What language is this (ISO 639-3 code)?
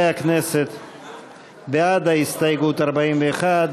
heb